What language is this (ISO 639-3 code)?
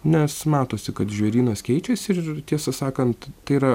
lit